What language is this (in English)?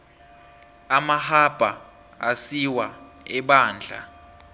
South Ndebele